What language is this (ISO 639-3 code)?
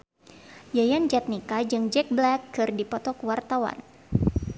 sun